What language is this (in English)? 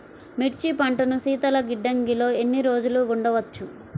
Telugu